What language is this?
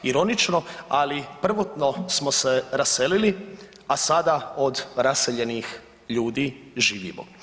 Croatian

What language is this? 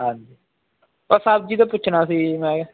Punjabi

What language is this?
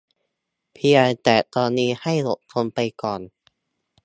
Thai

